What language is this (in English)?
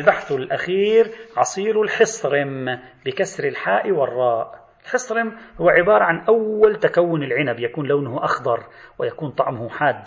Arabic